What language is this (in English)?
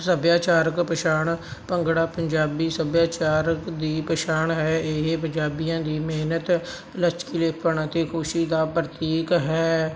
Punjabi